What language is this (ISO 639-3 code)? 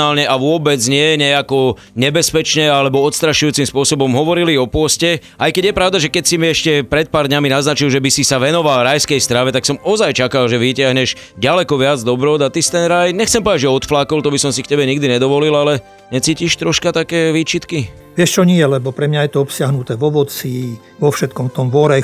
slk